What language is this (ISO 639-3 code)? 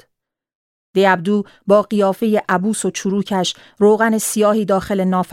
fas